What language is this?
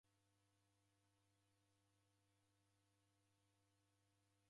Taita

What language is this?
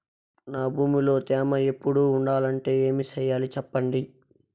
Telugu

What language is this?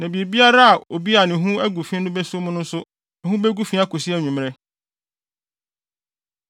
Akan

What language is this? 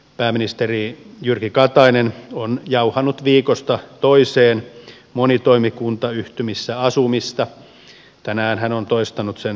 Finnish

